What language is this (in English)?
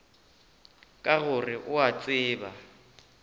Northern Sotho